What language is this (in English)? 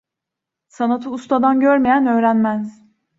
Turkish